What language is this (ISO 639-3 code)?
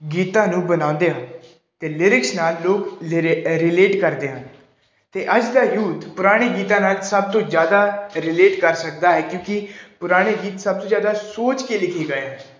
pan